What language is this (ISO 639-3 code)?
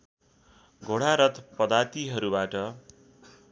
nep